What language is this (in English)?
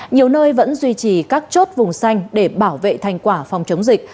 Vietnamese